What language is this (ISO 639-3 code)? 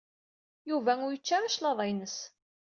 kab